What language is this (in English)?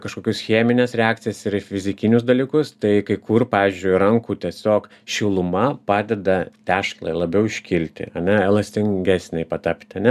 Lithuanian